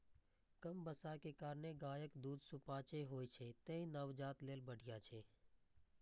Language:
Maithili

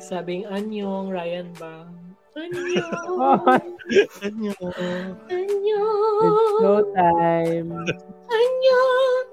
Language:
Filipino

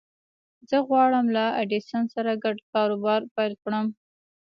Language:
Pashto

